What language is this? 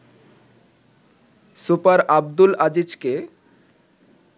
Bangla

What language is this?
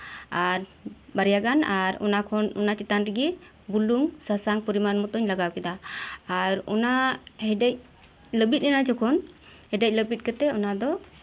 Santali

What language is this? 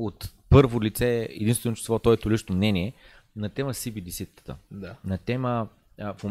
Bulgarian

